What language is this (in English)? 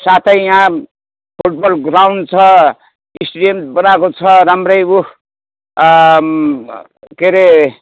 Nepali